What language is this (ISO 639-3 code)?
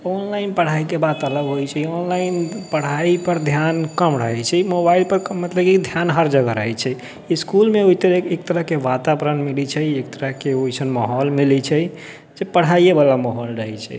mai